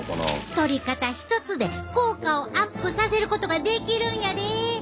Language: Japanese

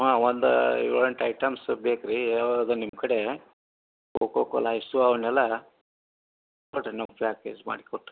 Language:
Kannada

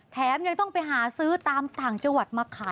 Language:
Thai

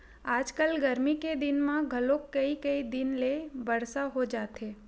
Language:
Chhattisgarhi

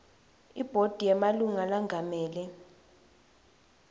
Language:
Swati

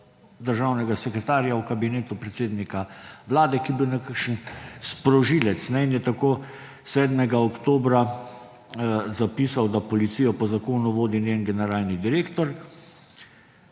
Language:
Slovenian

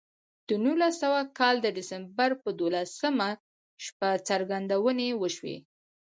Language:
Pashto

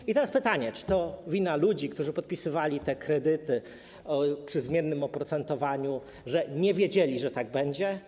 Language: Polish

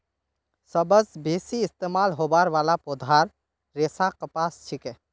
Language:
Magahi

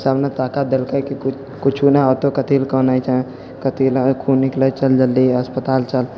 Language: Maithili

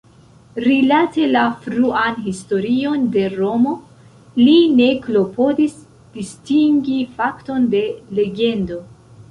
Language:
Esperanto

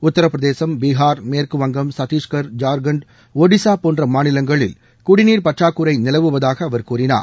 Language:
Tamil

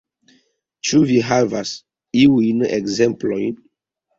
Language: Esperanto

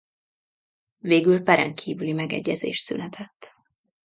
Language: Hungarian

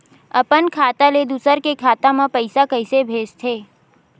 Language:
Chhattisgarhi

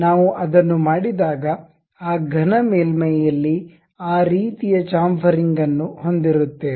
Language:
Kannada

